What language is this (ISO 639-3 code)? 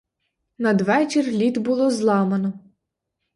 ukr